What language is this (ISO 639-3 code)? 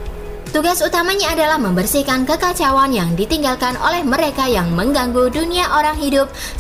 ind